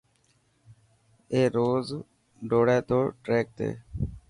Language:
Dhatki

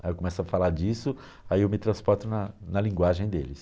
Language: Portuguese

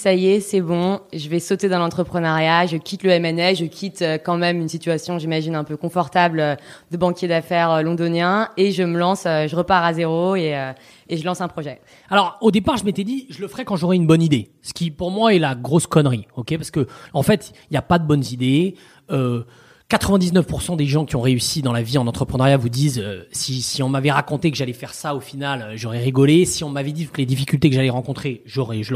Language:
French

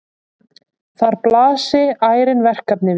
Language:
Icelandic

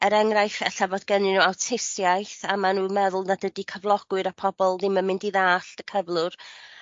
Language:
Welsh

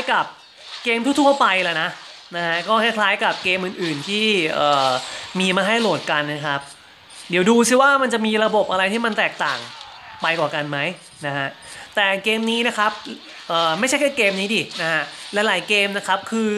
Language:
Thai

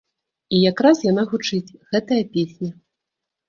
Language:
Belarusian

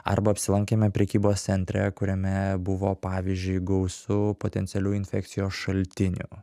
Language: Lithuanian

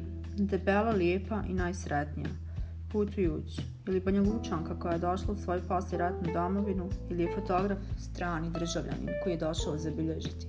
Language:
Croatian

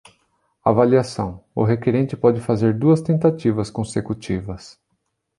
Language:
Portuguese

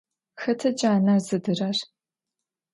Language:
Adyghe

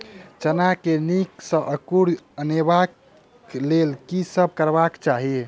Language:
Maithili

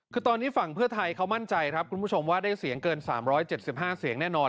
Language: Thai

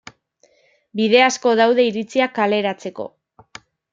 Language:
Basque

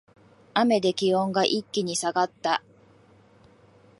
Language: Japanese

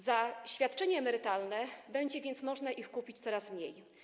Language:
Polish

